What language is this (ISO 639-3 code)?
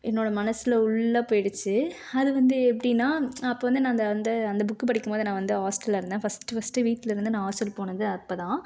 tam